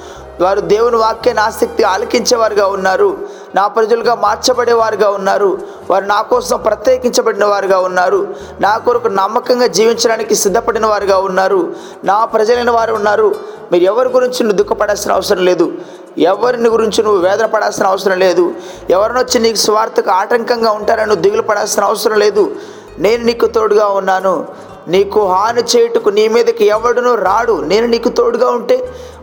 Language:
Telugu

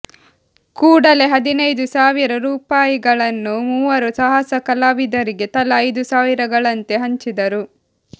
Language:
Kannada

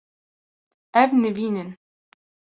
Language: Kurdish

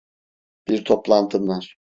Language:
Turkish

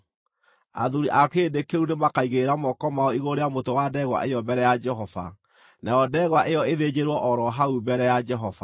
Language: Kikuyu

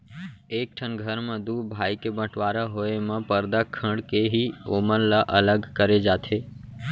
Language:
Chhattisgarhi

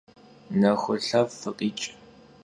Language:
Kabardian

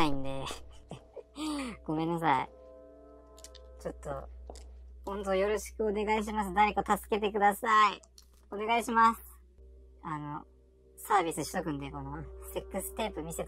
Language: Japanese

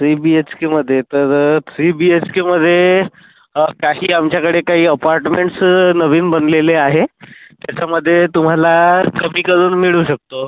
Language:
Marathi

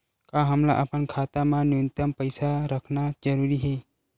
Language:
Chhattisgarhi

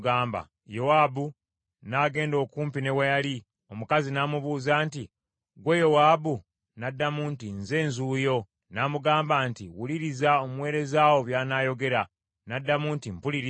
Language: Ganda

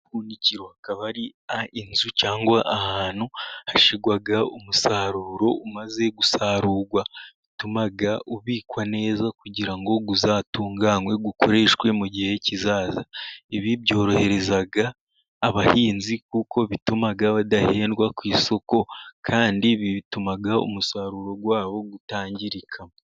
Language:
Kinyarwanda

